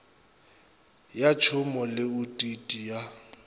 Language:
Northern Sotho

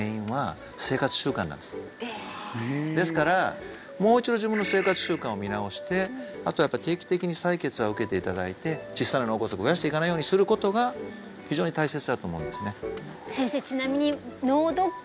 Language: Japanese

